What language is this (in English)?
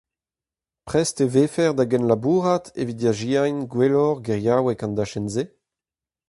Breton